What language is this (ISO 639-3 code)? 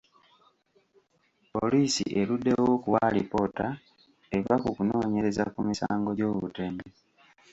lug